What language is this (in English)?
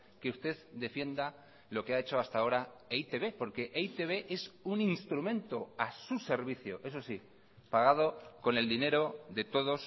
Spanish